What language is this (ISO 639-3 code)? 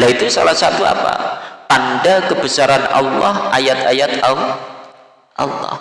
ind